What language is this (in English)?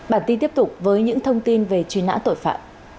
Vietnamese